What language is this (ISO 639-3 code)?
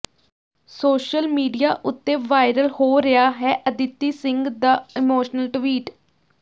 pan